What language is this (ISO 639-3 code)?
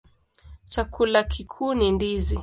swa